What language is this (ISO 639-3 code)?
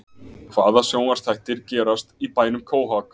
isl